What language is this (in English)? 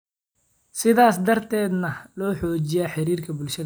Somali